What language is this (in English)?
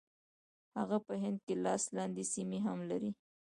Pashto